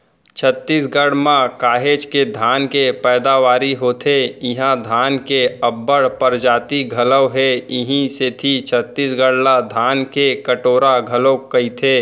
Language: Chhattisgarhi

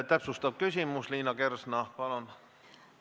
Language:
Estonian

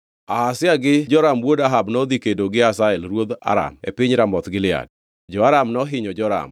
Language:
Luo (Kenya and Tanzania)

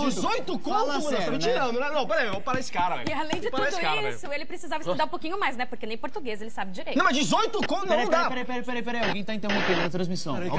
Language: Portuguese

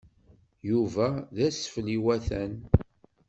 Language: Kabyle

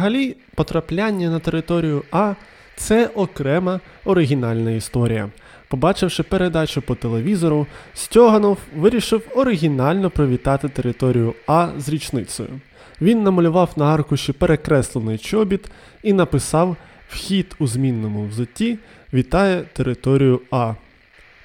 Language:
Ukrainian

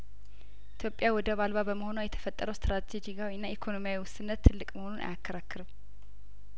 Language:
Amharic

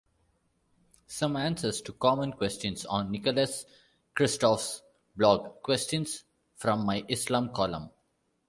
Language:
English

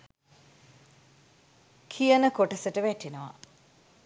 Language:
Sinhala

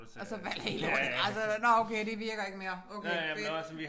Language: Danish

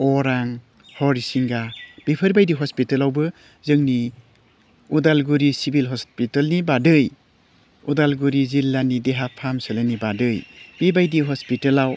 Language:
Bodo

